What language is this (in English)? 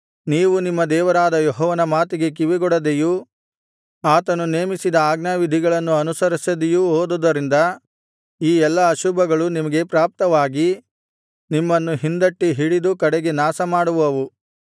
Kannada